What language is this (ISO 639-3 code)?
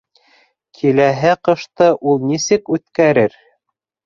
bak